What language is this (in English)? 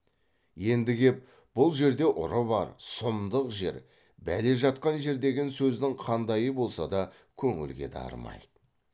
Kazakh